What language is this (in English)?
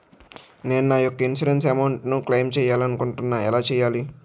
Telugu